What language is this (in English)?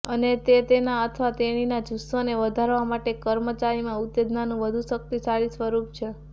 Gujarati